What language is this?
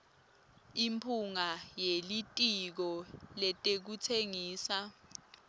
Swati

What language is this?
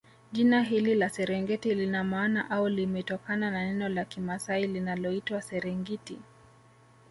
Swahili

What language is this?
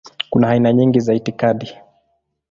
Swahili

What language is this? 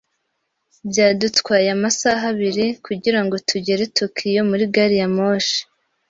Kinyarwanda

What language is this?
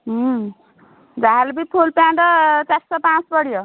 Odia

